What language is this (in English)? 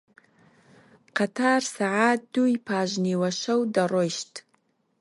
Central Kurdish